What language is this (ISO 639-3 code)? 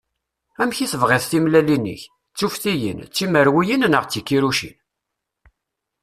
kab